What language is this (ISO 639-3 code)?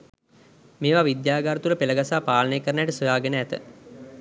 sin